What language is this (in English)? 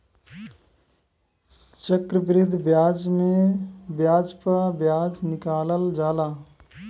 Bhojpuri